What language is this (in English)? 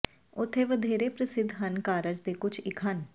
Punjabi